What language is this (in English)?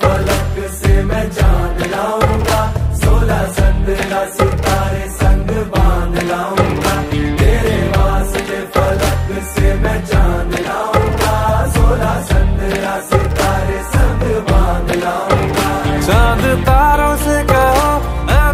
Arabic